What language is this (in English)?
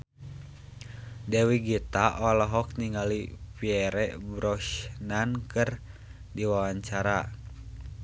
Sundanese